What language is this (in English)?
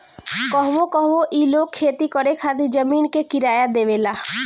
Bhojpuri